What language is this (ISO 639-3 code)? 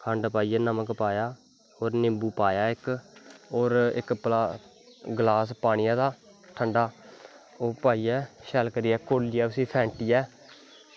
doi